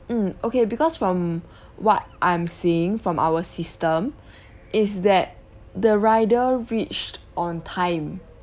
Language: English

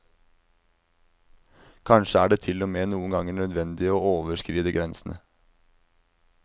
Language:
Norwegian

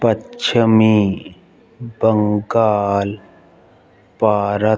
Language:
Punjabi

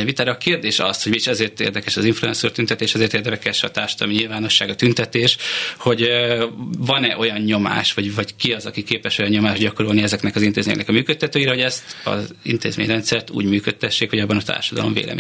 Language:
Hungarian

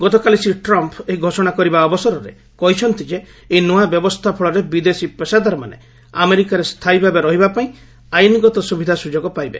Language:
Odia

